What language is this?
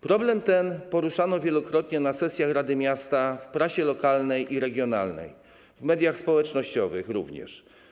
Polish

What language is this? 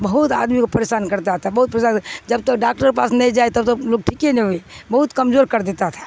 Urdu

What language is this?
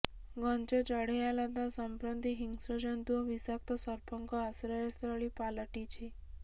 Odia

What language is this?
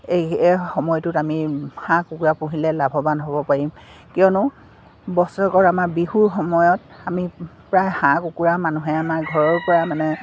Assamese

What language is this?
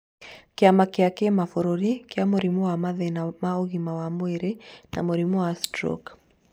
Kikuyu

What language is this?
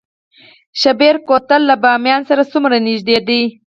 Pashto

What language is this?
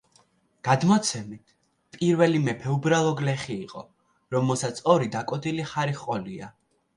Georgian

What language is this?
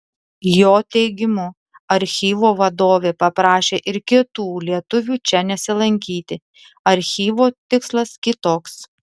Lithuanian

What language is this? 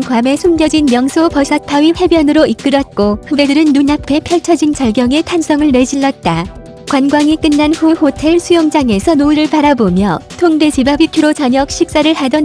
Korean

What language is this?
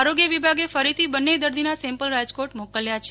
Gujarati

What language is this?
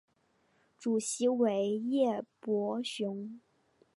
Chinese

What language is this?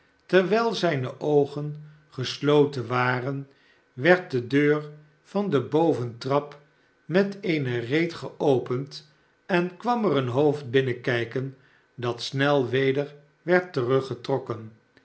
Dutch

